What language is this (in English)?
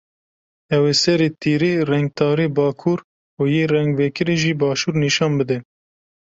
Kurdish